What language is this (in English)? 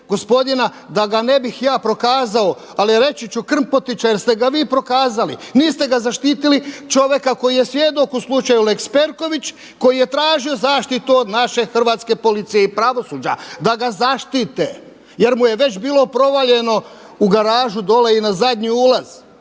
Croatian